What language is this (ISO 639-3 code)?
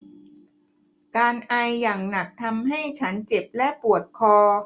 tha